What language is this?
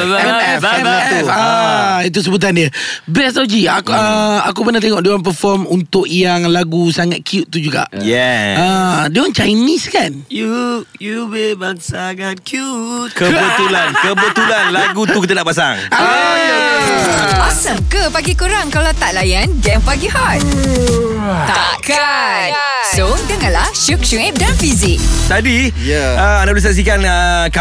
Malay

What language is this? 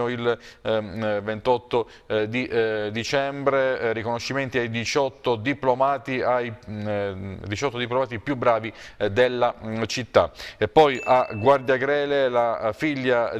Italian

